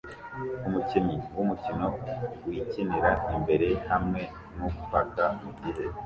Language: Kinyarwanda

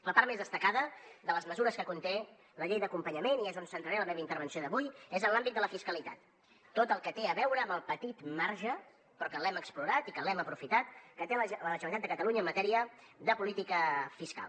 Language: Catalan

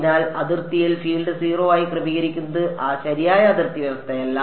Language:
Malayalam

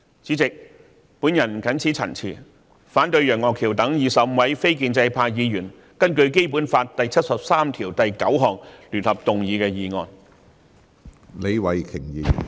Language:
Cantonese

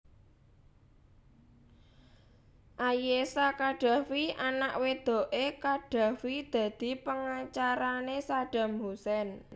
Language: Javanese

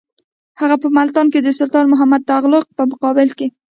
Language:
Pashto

